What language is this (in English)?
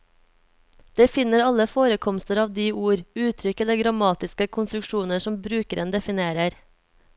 Norwegian